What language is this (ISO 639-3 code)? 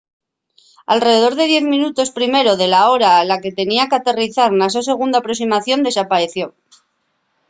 ast